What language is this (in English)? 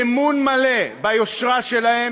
Hebrew